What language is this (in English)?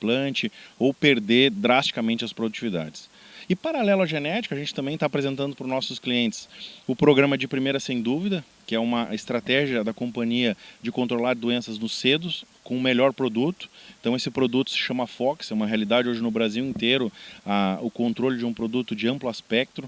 Portuguese